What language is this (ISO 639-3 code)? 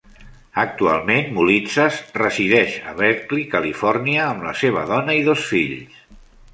cat